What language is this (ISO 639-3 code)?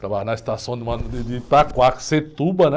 por